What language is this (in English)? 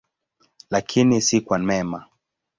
Swahili